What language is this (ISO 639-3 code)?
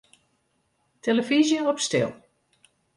fry